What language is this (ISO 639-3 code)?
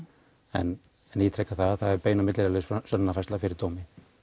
isl